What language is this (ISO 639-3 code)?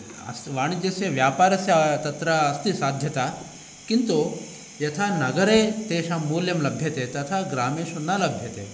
san